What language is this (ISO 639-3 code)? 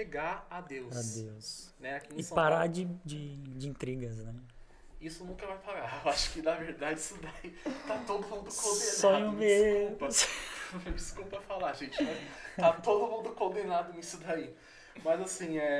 por